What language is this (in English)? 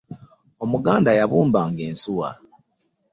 Ganda